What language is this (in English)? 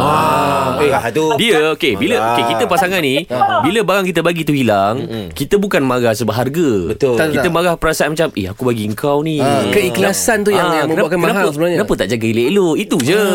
Malay